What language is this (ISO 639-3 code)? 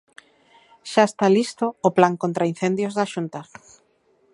glg